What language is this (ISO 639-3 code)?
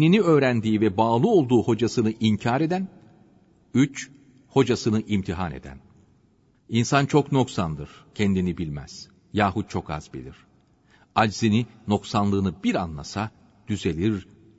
tur